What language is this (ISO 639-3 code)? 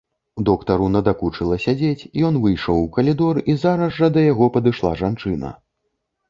bel